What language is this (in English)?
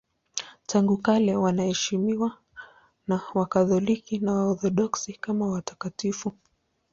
Swahili